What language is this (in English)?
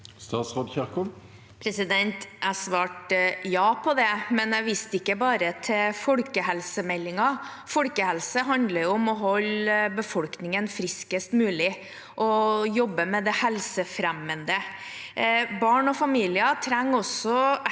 Norwegian